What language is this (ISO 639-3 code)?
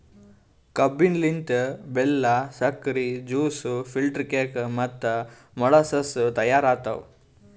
kan